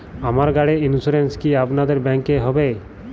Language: Bangla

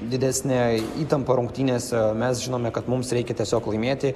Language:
Lithuanian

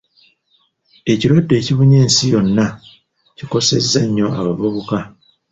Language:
Ganda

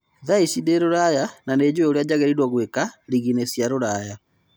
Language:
Kikuyu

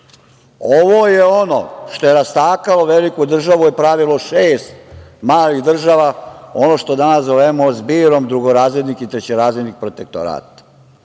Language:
Serbian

